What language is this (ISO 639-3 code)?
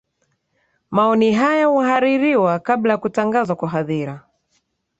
swa